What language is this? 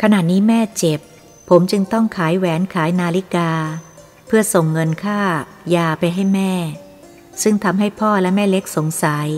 Thai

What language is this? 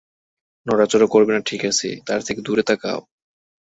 Bangla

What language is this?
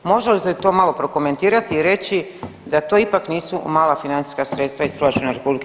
Croatian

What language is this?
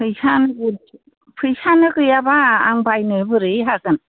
Bodo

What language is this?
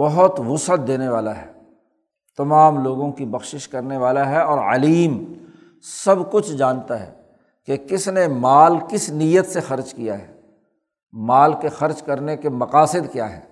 Urdu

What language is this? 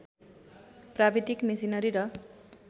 Nepali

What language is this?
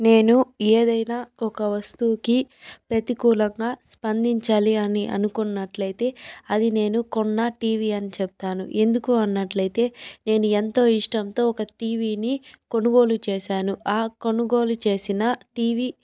Telugu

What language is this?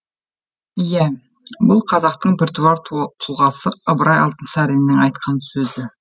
Kazakh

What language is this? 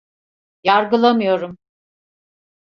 Turkish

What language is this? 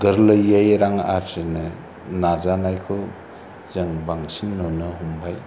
Bodo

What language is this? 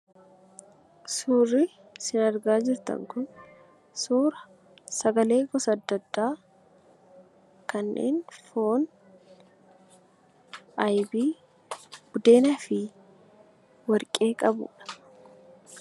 Oromo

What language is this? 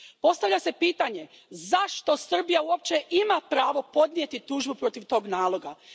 Croatian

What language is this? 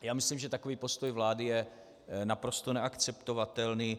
Czech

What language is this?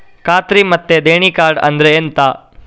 Kannada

